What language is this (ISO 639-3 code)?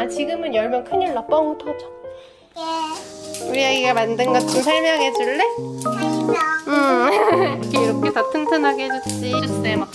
kor